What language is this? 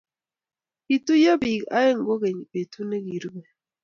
Kalenjin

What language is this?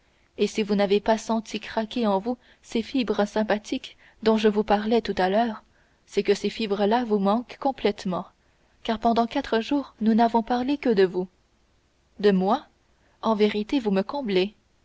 French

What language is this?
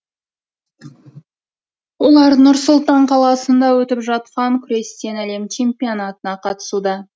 Kazakh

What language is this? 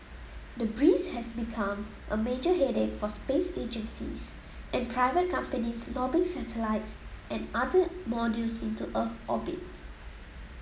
English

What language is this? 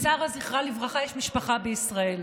Hebrew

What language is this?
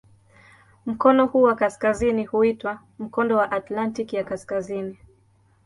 Swahili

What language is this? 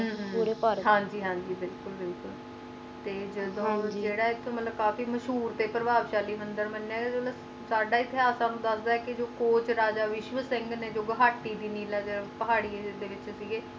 Punjabi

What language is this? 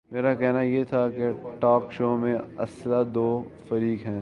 Urdu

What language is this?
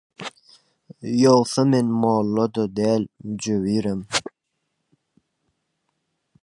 Turkmen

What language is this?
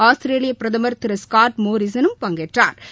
Tamil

